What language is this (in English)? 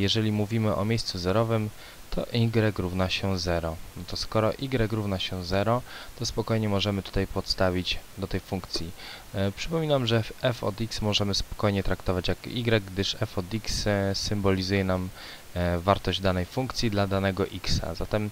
Polish